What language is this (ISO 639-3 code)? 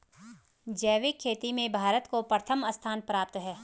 hin